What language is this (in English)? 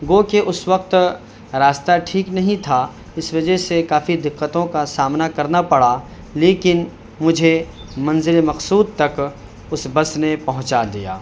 Urdu